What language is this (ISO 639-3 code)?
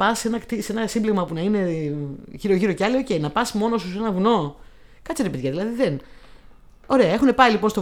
ell